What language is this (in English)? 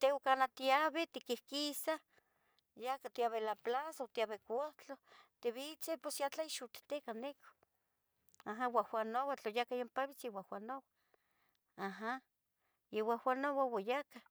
Tetelcingo Nahuatl